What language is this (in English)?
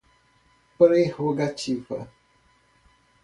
Portuguese